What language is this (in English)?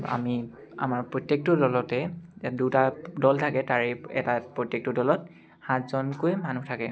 Assamese